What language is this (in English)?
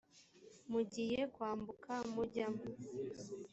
Kinyarwanda